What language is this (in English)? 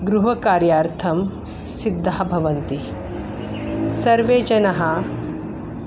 Sanskrit